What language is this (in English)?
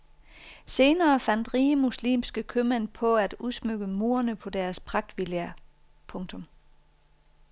Danish